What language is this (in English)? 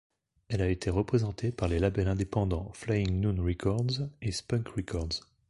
French